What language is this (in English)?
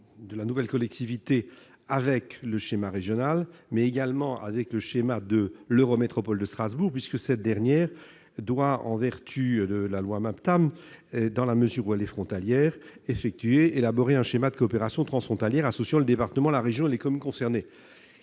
French